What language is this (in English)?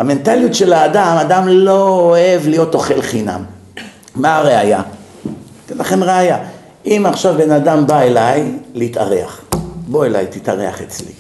Hebrew